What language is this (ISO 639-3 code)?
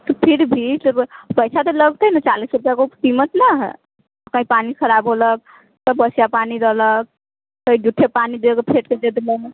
mai